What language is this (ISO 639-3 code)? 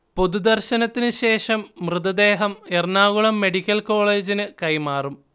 mal